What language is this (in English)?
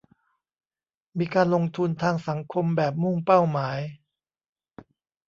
Thai